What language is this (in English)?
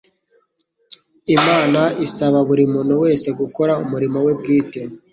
Kinyarwanda